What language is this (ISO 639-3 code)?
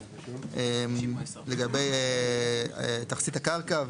heb